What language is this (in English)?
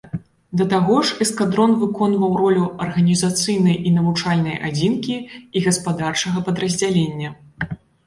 Belarusian